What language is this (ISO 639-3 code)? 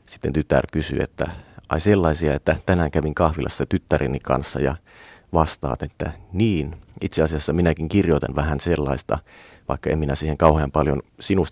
fin